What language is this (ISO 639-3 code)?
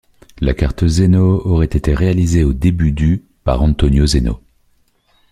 fra